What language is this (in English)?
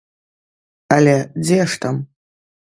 Belarusian